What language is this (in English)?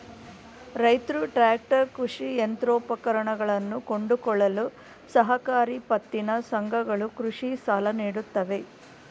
Kannada